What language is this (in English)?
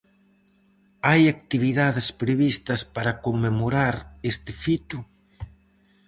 Galician